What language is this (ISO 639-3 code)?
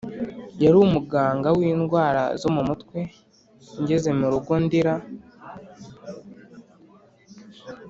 kin